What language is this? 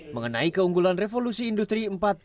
Indonesian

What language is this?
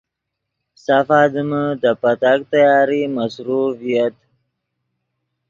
Yidgha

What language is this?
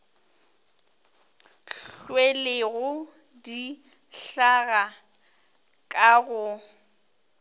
Northern Sotho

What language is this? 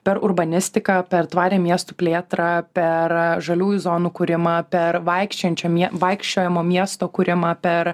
Lithuanian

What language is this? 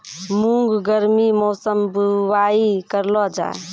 Maithili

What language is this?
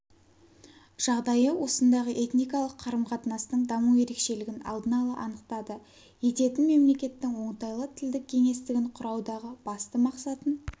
Kazakh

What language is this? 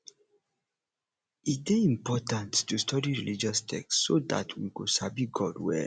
Nigerian Pidgin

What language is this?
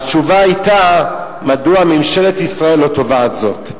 Hebrew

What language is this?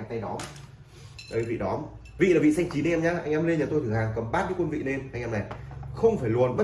Vietnamese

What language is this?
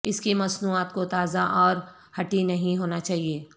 Urdu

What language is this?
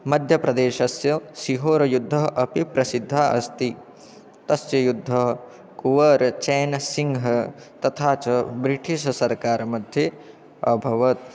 Sanskrit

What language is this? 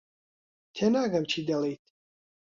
Central Kurdish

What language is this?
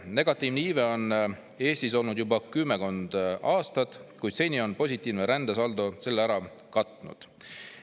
Estonian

